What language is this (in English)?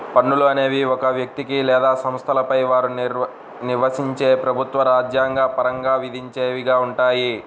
Telugu